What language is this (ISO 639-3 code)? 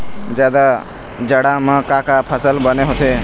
hne